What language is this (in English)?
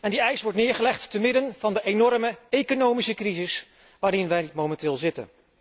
Dutch